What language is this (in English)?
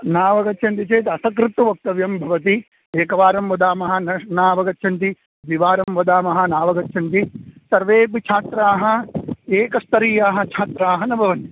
Sanskrit